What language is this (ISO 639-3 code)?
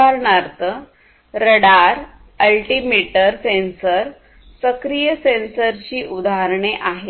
mar